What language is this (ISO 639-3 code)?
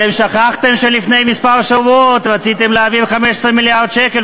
heb